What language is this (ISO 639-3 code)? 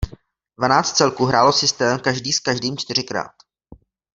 ces